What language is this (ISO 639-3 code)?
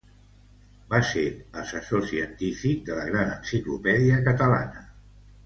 cat